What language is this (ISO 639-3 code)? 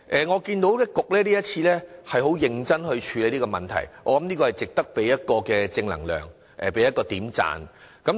yue